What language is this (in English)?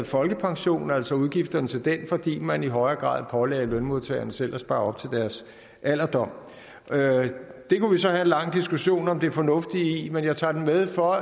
Danish